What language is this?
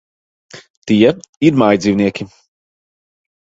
Latvian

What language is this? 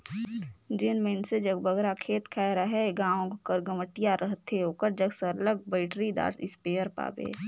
Chhattisgarhi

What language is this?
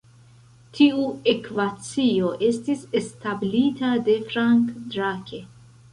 Esperanto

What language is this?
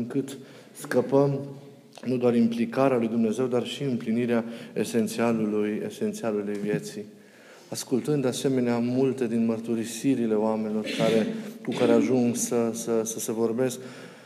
Romanian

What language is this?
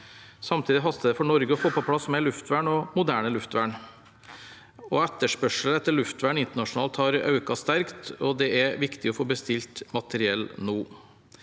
Norwegian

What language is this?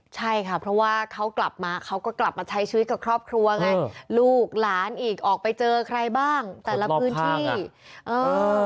Thai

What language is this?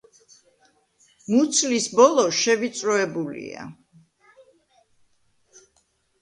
Georgian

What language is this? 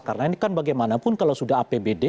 Indonesian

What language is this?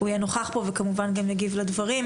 Hebrew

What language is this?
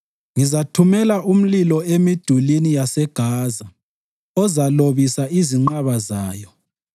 North Ndebele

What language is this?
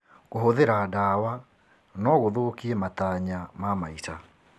Kikuyu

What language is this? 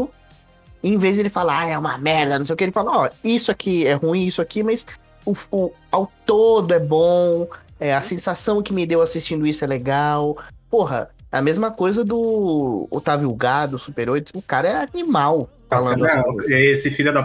Portuguese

